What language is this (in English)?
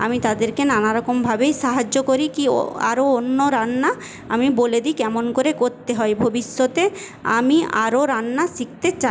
Bangla